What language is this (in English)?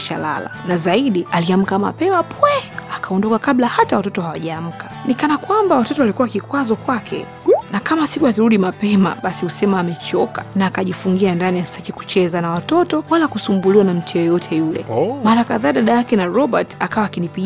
Swahili